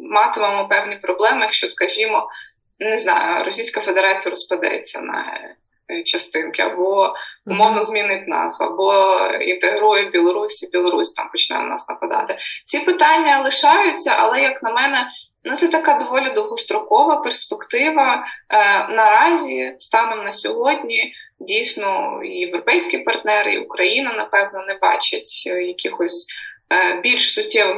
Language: Ukrainian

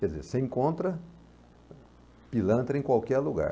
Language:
Portuguese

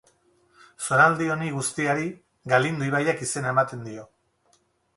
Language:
Basque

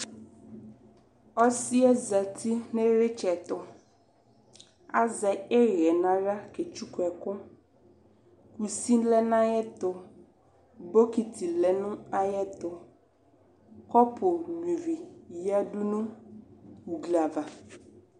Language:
Ikposo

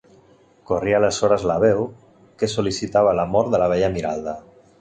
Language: Catalan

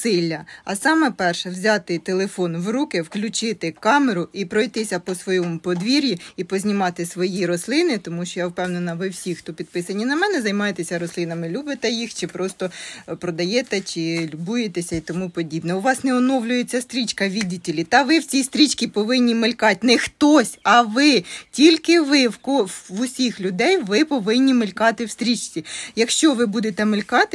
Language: Ukrainian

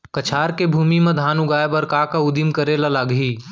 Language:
Chhattisgarhi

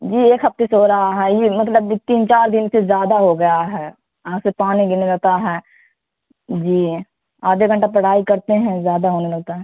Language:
Urdu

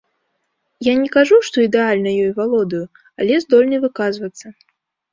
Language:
Belarusian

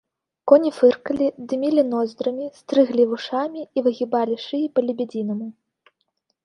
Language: Belarusian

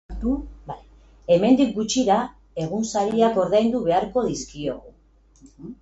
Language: Basque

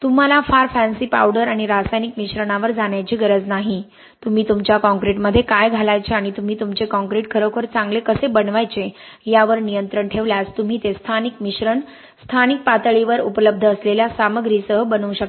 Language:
Marathi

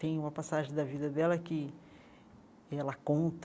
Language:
Portuguese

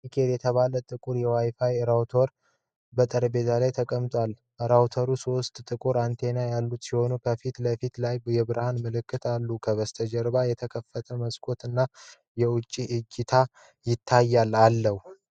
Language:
Amharic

